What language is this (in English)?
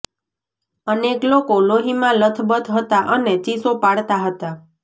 Gujarati